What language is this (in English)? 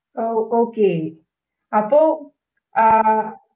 Malayalam